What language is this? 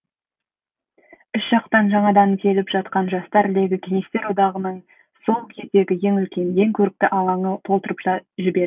Kazakh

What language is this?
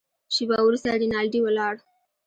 Pashto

